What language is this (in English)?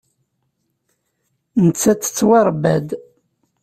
Kabyle